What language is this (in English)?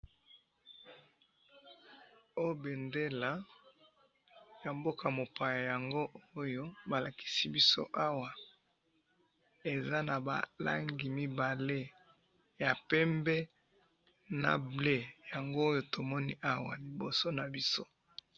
Lingala